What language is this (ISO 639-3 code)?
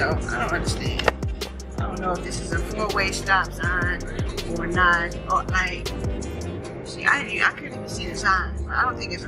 eng